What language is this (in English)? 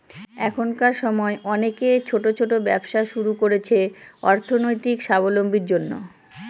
Bangla